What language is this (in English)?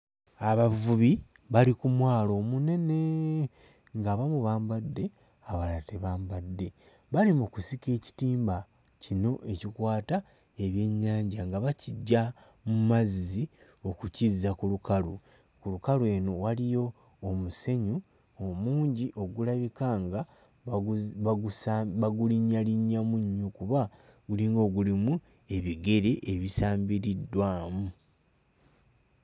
Ganda